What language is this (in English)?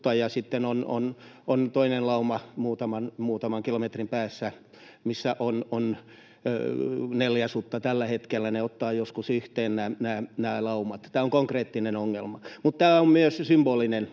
Finnish